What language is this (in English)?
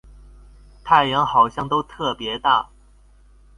Chinese